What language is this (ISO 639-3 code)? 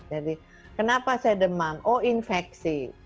ind